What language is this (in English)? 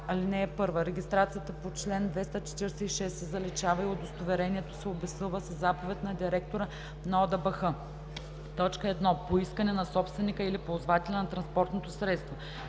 Bulgarian